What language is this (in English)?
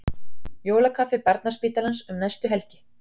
Icelandic